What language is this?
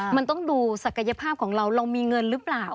Thai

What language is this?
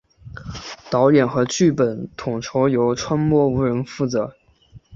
Chinese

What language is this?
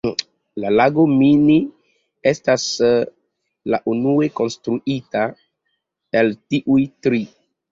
Esperanto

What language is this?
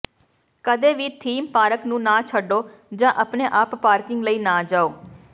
Punjabi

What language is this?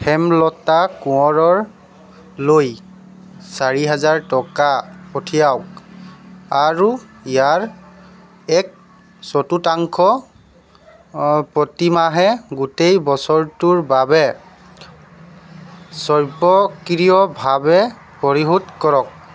Assamese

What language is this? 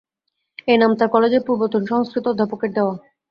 Bangla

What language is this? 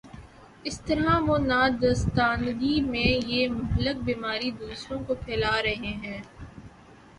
Urdu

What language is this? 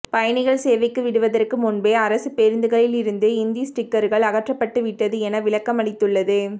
Tamil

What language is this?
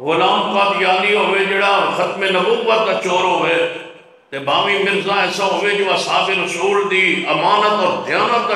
Arabic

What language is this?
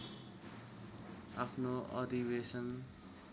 Nepali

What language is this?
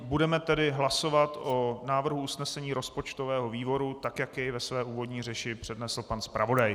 Czech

